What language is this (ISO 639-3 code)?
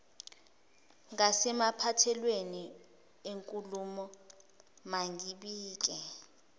zul